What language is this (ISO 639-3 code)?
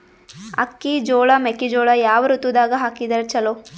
kan